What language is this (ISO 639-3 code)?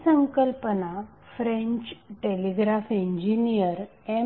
mar